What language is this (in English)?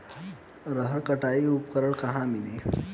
Bhojpuri